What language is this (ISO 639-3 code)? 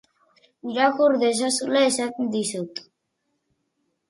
eus